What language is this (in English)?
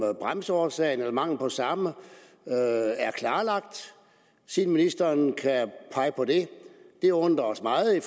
Danish